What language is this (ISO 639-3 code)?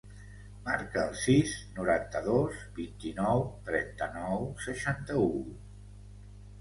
cat